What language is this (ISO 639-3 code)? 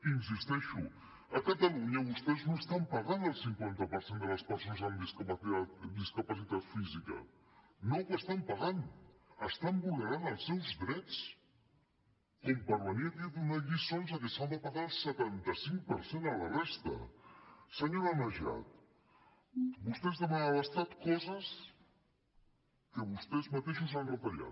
cat